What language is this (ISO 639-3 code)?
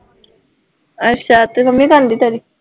pan